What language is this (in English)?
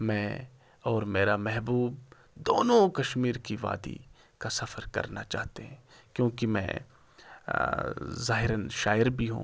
Urdu